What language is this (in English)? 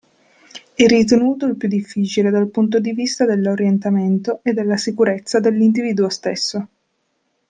Italian